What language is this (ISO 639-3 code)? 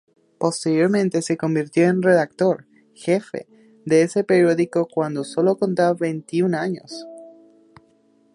spa